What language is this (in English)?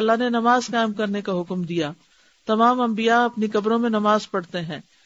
Urdu